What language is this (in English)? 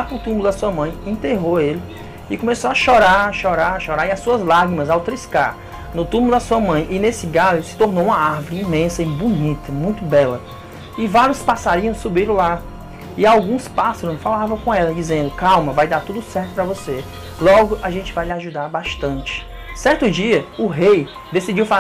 Portuguese